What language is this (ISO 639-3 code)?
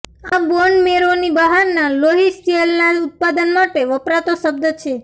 guj